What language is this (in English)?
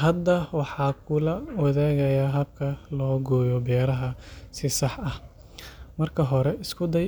Somali